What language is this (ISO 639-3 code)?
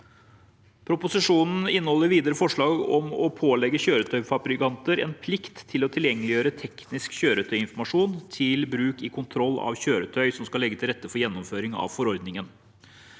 nor